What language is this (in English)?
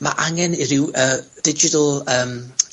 Welsh